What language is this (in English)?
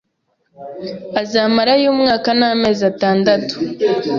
Kinyarwanda